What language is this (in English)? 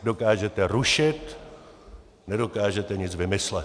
Czech